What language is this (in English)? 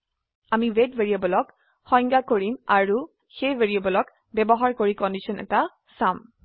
Assamese